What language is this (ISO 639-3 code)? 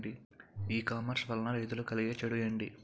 tel